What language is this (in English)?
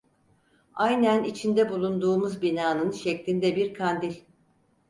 Turkish